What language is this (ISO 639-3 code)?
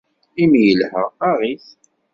kab